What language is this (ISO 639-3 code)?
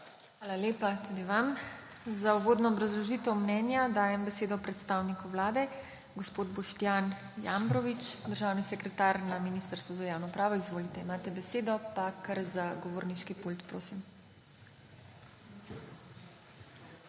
slv